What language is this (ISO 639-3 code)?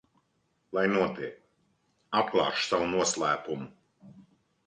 lav